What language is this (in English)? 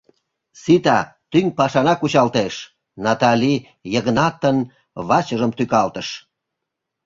Mari